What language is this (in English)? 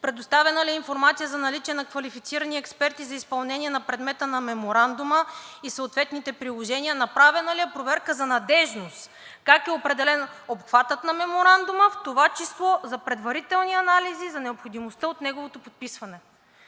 Bulgarian